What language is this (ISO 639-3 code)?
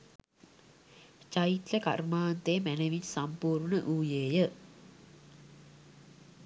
sin